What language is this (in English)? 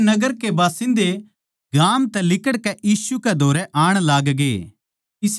Haryanvi